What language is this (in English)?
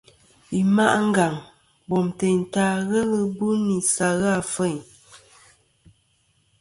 Kom